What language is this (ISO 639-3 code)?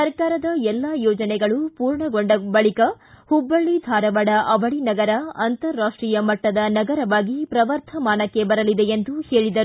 kan